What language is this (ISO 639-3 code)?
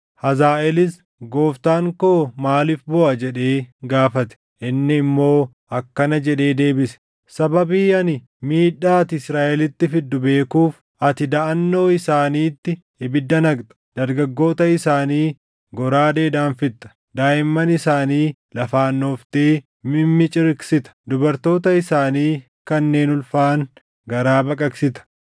orm